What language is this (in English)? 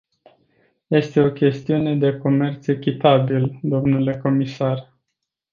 Romanian